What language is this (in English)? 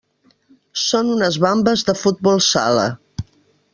Catalan